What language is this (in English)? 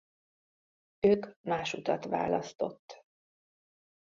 Hungarian